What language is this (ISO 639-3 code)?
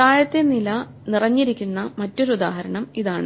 mal